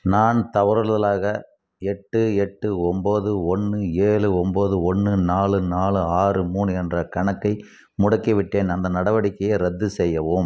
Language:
Tamil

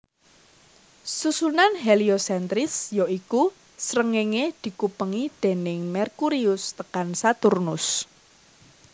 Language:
Javanese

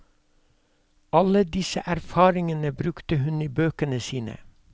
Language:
Norwegian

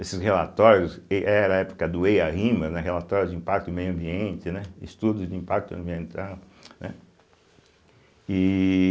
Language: Portuguese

